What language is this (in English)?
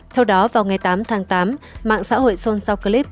Vietnamese